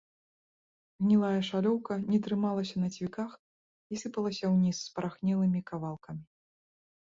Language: Belarusian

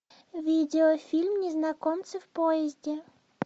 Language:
Russian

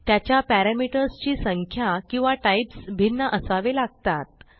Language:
Marathi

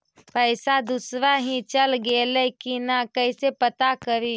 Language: Magahi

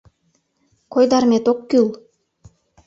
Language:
Mari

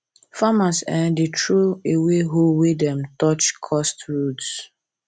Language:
Nigerian Pidgin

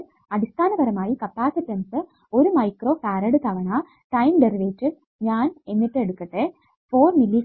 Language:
Malayalam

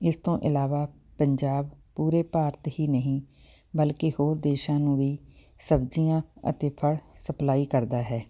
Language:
Punjabi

